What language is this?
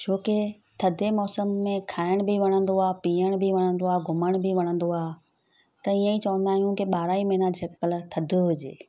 Sindhi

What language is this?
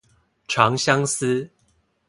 Chinese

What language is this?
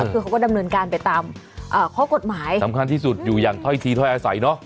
Thai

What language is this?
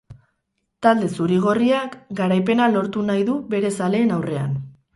Basque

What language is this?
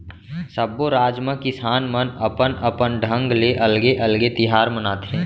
Chhattisgarhi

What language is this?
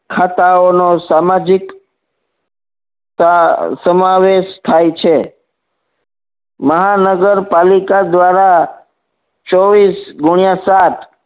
Gujarati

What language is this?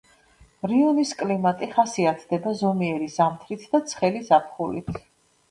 Georgian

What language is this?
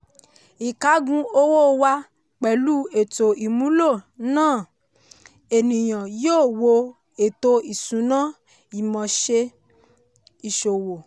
Yoruba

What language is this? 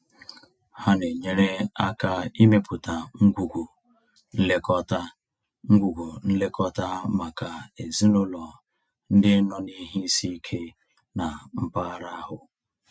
Igbo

